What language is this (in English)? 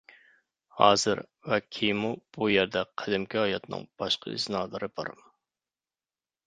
Uyghur